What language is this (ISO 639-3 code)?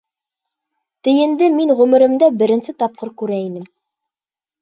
bak